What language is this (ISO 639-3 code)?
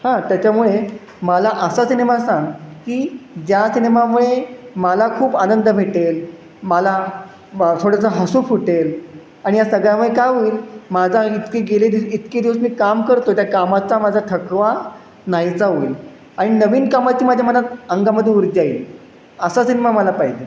mar